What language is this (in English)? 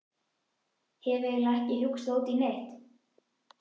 Icelandic